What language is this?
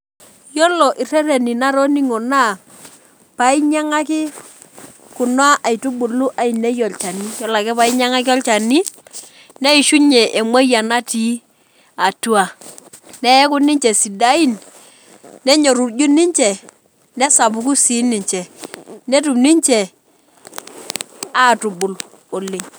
Masai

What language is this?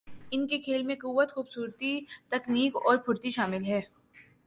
Urdu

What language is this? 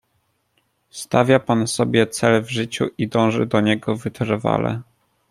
Polish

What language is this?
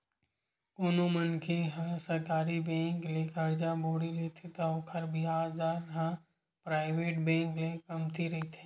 Chhattisgarhi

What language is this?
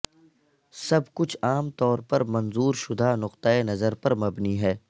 Urdu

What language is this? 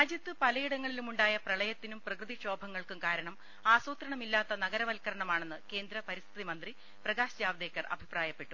Malayalam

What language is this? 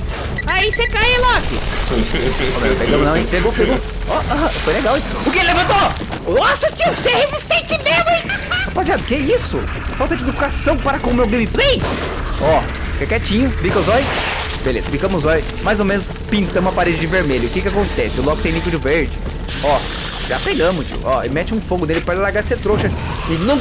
Portuguese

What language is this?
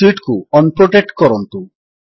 Odia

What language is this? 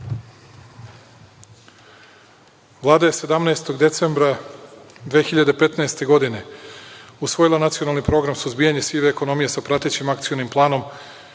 Serbian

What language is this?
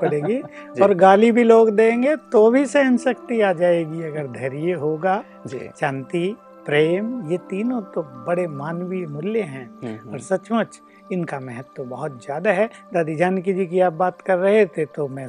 Hindi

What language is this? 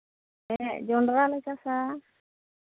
Santali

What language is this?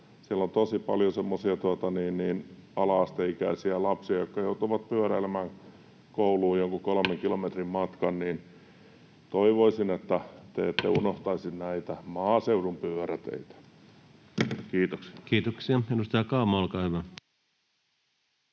Finnish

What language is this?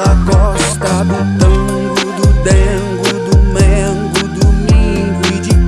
Portuguese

